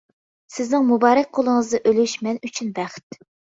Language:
Uyghur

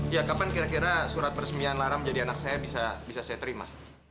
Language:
Indonesian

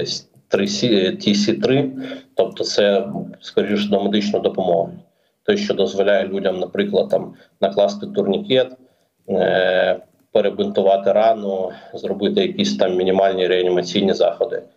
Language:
Ukrainian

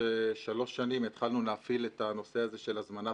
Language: Hebrew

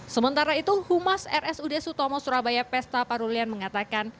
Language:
Indonesian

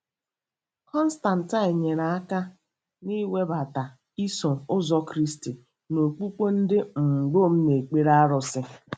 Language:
Igbo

